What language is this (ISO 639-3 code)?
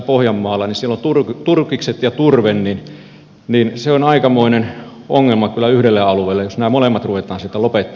fin